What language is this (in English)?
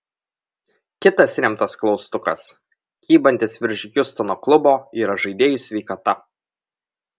Lithuanian